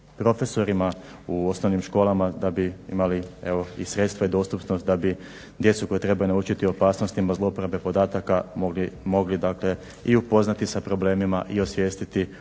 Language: Croatian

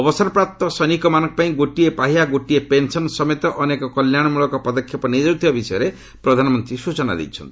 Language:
Odia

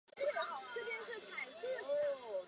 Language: Chinese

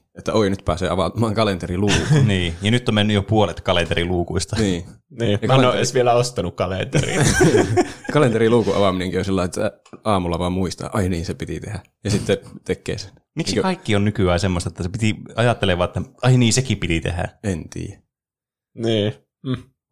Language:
Finnish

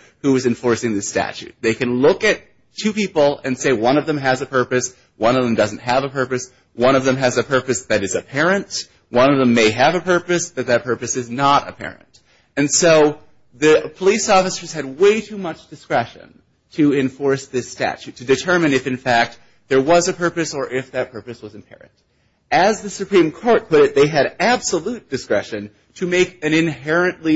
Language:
English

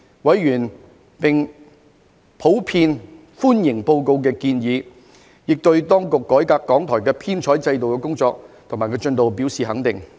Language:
Cantonese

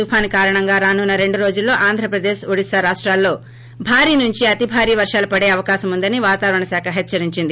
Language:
Telugu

